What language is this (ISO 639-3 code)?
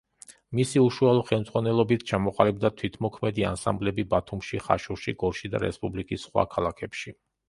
kat